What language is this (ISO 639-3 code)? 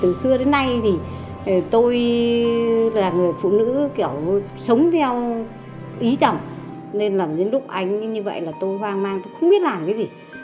vie